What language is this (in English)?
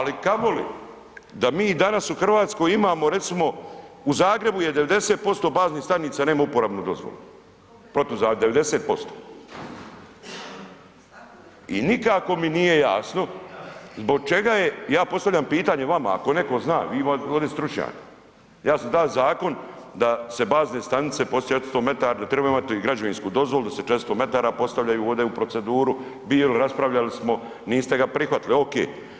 Croatian